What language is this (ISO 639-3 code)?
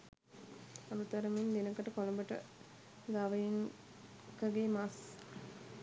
sin